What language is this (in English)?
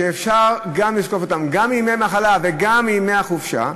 Hebrew